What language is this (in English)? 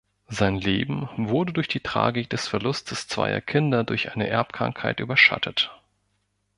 German